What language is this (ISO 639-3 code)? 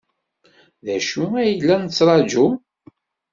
kab